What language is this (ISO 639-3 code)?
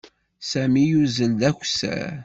kab